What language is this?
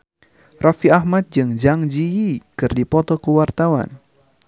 Sundanese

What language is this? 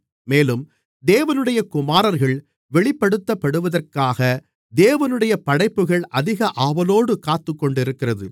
Tamil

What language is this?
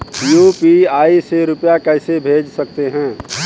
Hindi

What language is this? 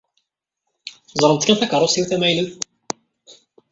Kabyle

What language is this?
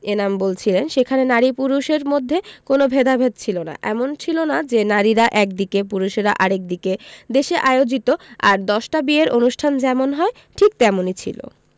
Bangla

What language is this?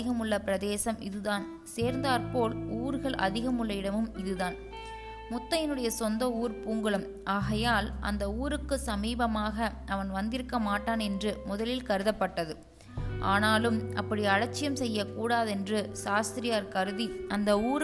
Tamil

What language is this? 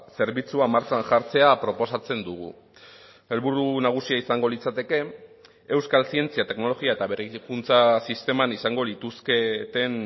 Basque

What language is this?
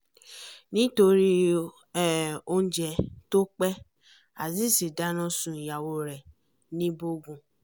Yoruba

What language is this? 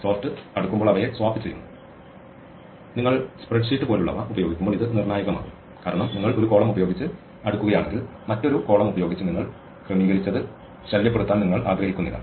Malayalam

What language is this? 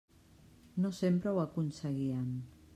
Catalan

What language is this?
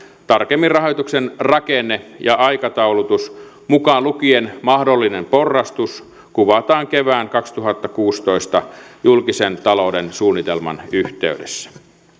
Finnish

